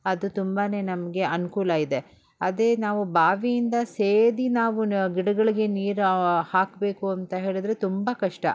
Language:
Kannada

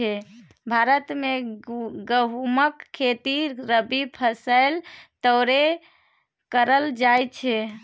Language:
Maithili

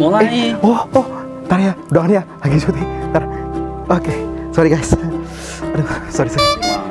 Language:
Indonesian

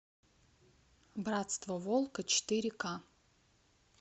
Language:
Russian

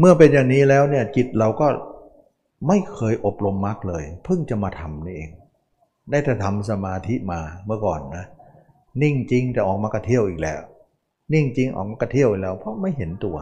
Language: Thai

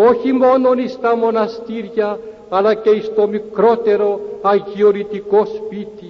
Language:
Greek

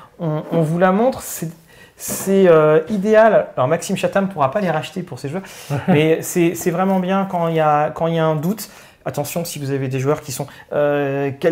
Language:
French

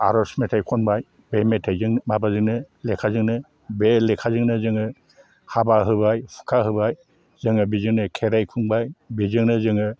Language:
Bodo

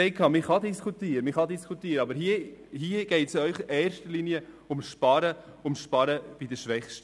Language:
Swiss German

